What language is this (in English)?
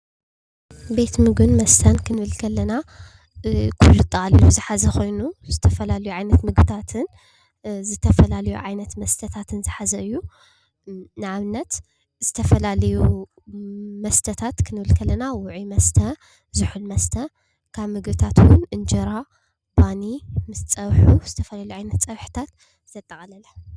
Tigrinya